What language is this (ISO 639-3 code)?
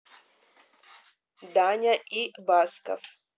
rus